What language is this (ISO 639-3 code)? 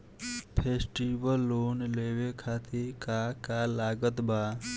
bho